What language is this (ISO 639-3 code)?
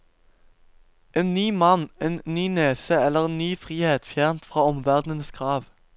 nor